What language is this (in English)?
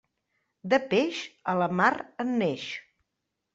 Catalan